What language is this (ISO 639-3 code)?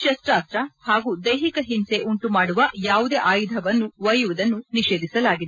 kan